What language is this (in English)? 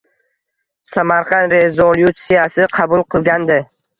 Uzbek